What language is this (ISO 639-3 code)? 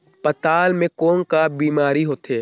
hne